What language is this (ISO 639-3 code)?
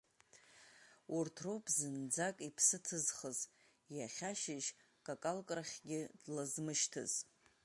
abk